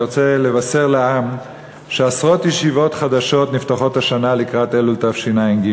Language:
Hebrew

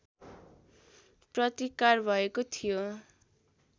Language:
Nepali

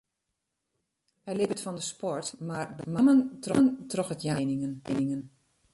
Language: Western Frisian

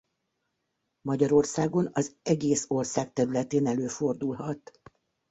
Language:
Hungarian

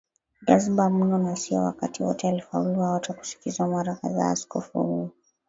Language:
Swahili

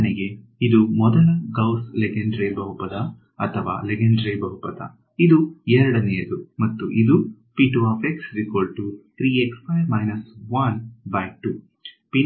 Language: Kannada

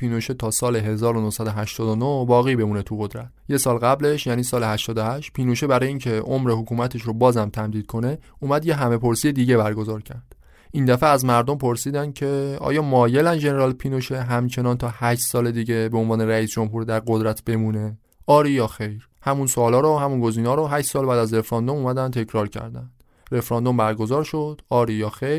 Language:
Persian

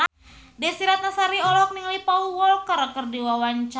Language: Sundanese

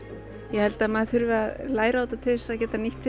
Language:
Icelandic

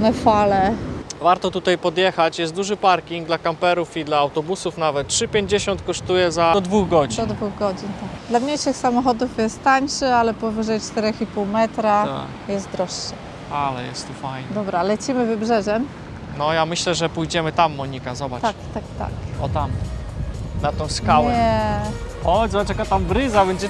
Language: Polish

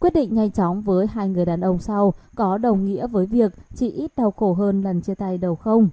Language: Vietnamese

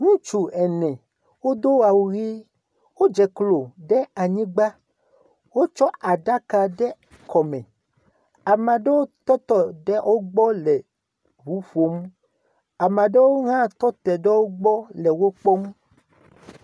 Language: Ewe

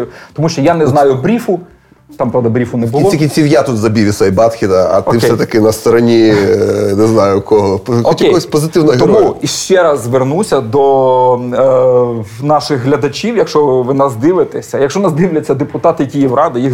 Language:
Ukrainian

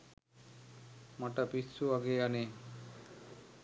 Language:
Sinhala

